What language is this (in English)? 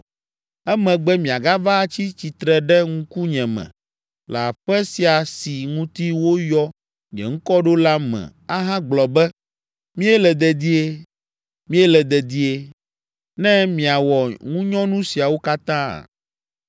Ewe